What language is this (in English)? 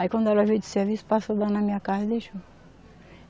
Portuguese